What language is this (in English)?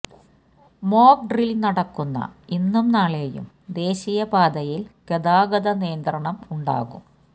Malayalam